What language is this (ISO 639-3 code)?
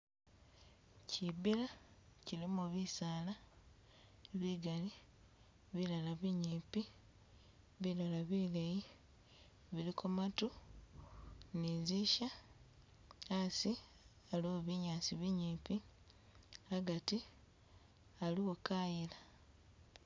myx